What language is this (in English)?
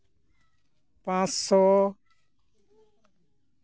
Santali